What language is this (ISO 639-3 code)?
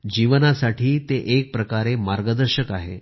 mar